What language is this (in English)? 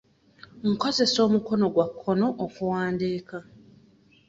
Ganda